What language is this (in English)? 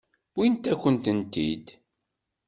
Kabyle